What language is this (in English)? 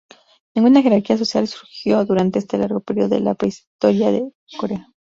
Spanish